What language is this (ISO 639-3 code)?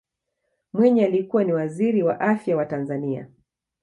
swa